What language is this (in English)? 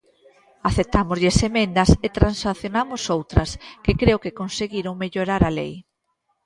Galician